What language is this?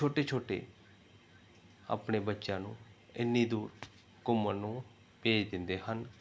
Punjabi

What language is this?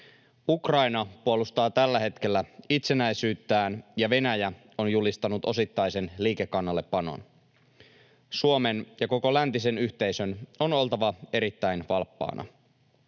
Finnish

